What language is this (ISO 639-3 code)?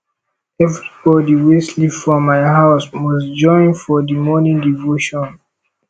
pcm